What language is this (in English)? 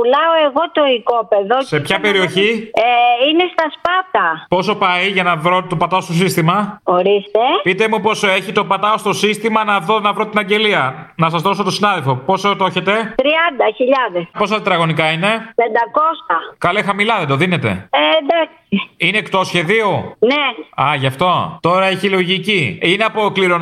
Greek